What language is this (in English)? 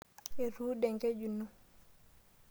Masai